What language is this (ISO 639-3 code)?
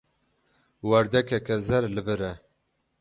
kur